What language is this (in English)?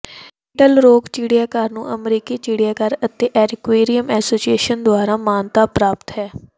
Punjabi